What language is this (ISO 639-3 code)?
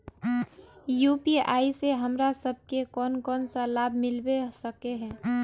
mag